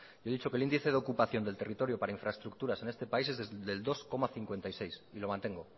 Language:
Spanish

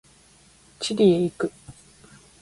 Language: Japanese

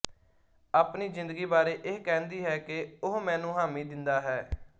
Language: Punjabi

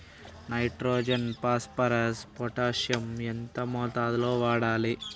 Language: Telugu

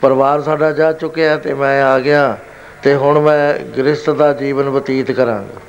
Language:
Punjabi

